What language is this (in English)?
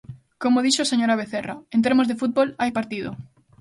Galician